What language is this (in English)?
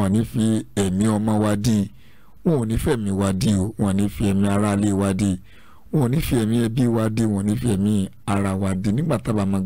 English